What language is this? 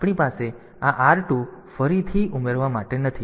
Gujarati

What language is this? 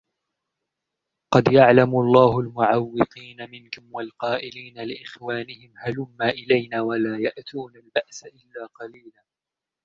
Arabic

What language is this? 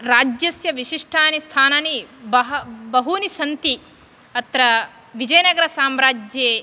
Sanskrit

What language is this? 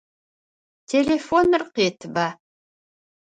Adyghe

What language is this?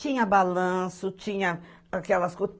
Portuguese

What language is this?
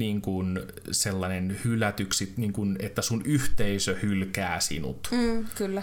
Finnish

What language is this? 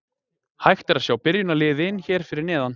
Icelandic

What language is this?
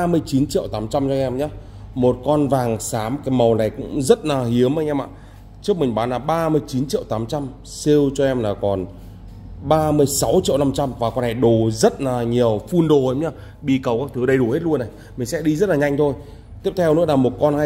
Vietnamese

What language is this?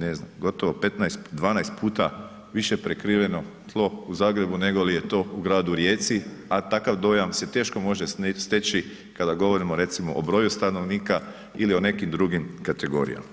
Croatian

